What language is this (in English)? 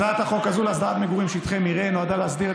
Hebrew